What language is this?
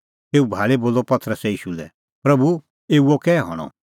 Kullu Pahari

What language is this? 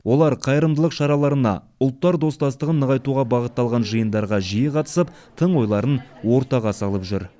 Kazakh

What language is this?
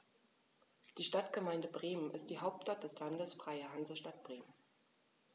German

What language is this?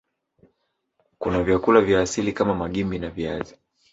Swahili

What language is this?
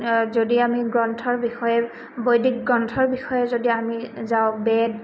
Assamese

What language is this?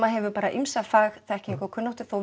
Icelandic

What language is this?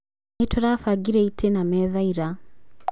Kikuyu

